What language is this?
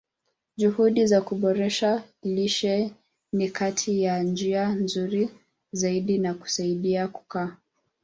Swahili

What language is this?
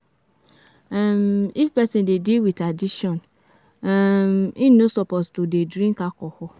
Nigerian Pidgin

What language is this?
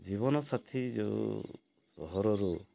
Odia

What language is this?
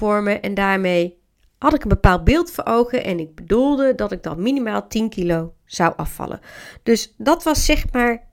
Dutch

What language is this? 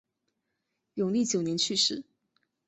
Chinese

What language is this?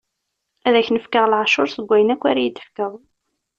Kabyle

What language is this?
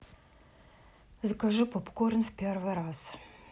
Russian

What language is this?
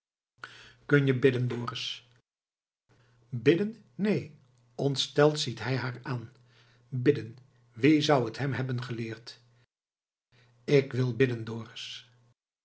Dutch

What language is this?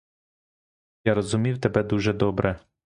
Ukrainian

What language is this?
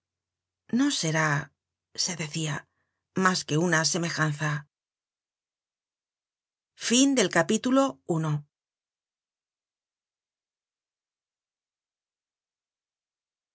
Spanish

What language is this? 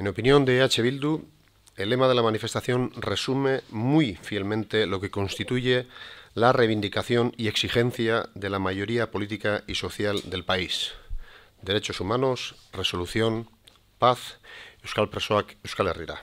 Spanish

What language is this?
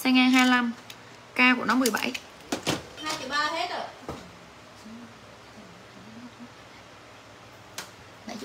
Vietnamese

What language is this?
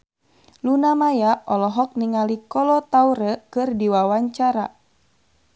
Sundanese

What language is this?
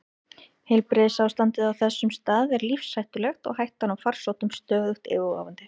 Icelandic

